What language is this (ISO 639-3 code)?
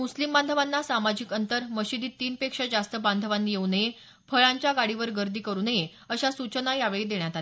mar